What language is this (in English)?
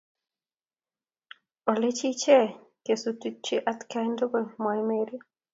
Kalenjin